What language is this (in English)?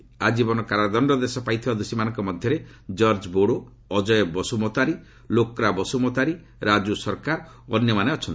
Odia